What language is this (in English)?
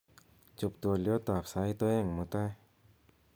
Kalenjin